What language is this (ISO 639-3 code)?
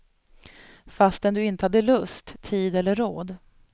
swe